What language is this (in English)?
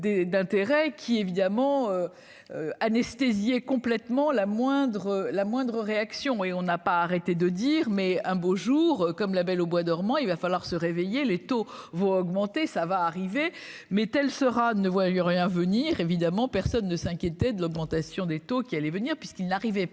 French